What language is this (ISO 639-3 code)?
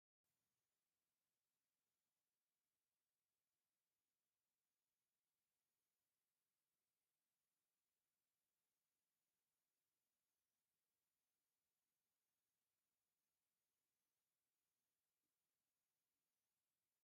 tir